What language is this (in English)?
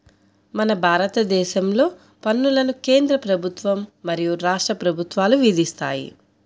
Telugu